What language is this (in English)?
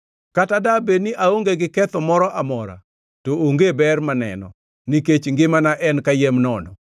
Luo (Kenya and Tanzania)